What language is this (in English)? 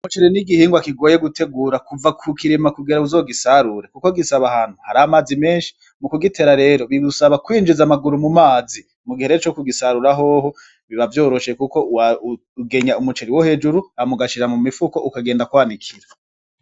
Rundi